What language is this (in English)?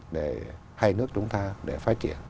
Vietnamese